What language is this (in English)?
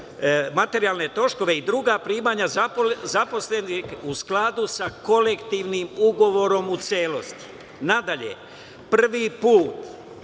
Serbian